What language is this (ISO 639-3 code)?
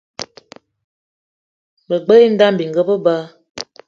eto